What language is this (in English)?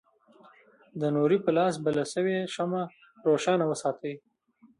Pashto